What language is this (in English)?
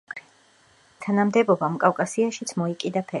Georgian